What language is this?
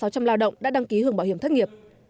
Vietnamese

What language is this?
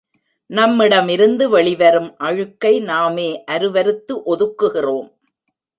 Tamil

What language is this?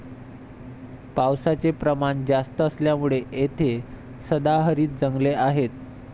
Marathi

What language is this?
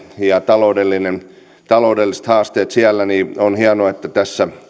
Finnish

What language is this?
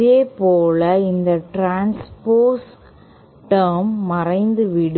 Tamil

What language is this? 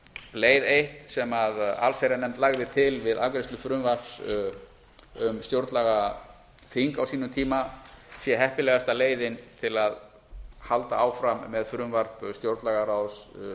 Icelandic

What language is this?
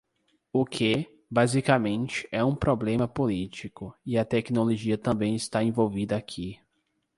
Portuguese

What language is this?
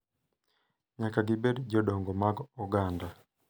Luo (Kenya and Tanzania)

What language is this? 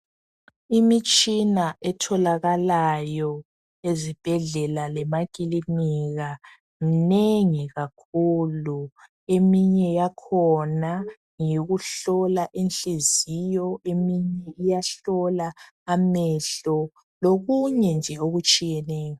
North Ndebele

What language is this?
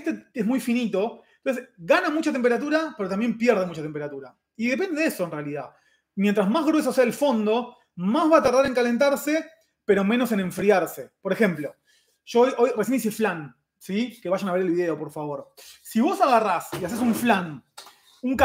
Spanish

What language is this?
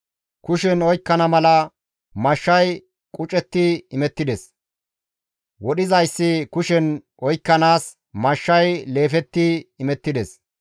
Gamo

